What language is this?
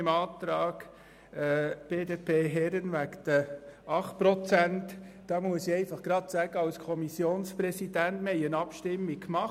Swiss German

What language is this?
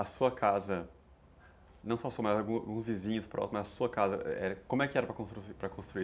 Portuguese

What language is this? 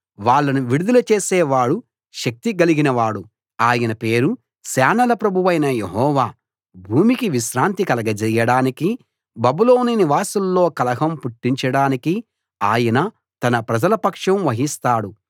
Telugu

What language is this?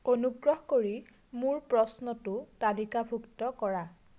Assamese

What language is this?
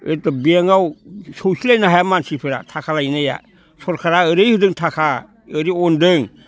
Bodo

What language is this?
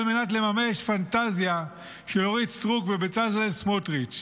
Hebrew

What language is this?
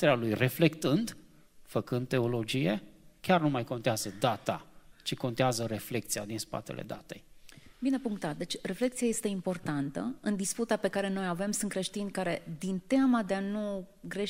Romanian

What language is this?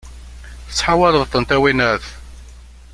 Kabyle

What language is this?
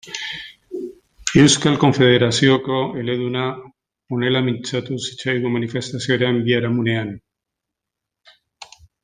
Basque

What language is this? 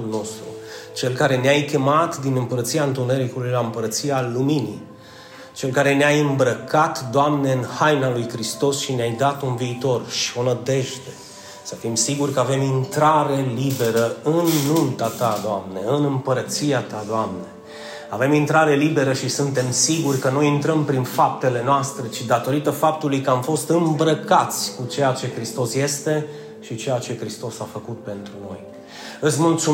Romanian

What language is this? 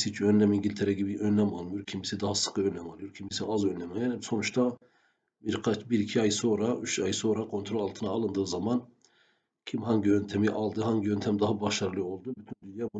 Turkish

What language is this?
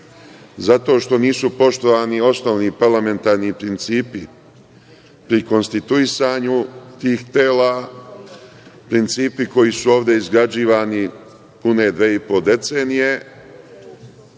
Serbian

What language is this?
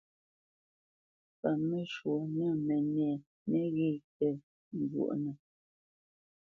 Bamenyam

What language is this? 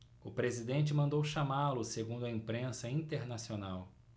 Portuguese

